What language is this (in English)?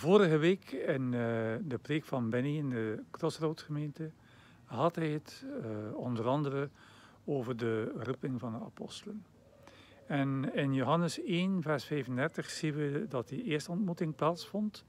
Dutch